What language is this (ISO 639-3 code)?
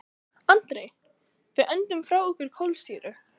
isl